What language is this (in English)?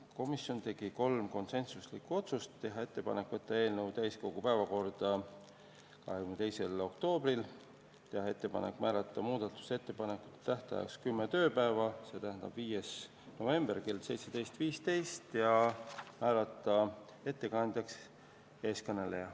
Estonian